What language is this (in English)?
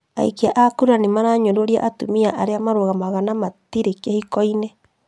Kikuyu